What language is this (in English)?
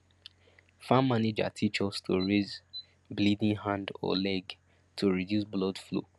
Nigerian Pidgin